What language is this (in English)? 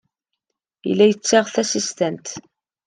Kabyle